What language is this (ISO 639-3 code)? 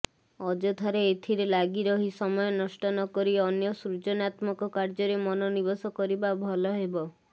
ori